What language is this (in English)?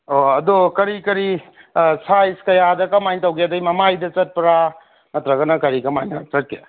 Manipuri